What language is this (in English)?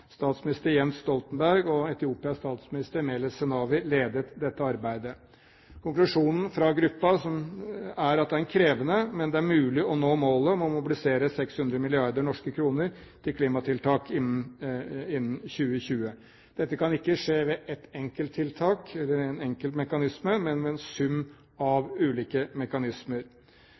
Norwegian Bokmål